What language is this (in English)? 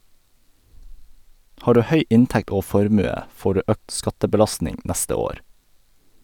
Norwegian